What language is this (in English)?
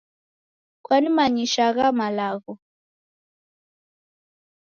Taita